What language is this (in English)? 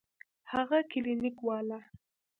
Pashto